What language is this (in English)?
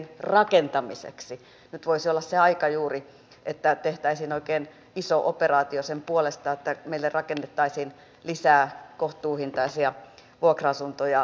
Finnish